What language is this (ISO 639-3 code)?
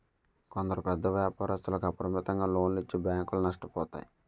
tel